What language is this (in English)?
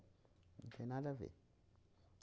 Portuguese